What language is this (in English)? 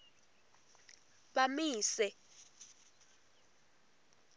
Swati